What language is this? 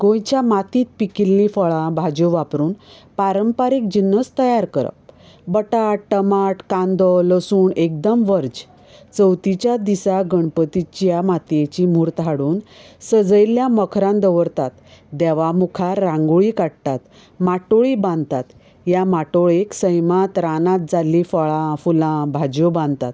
Konkani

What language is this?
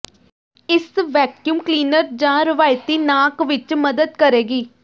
Punjabi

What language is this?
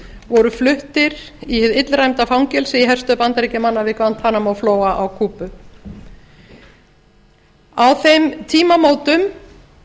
Icelandic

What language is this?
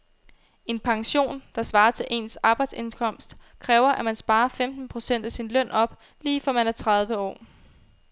Danish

